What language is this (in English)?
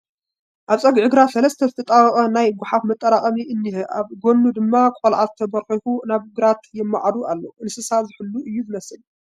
Tigrinya